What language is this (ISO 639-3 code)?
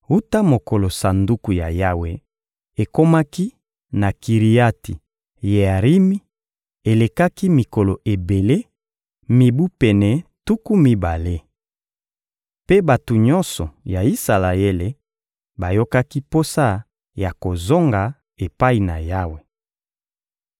lin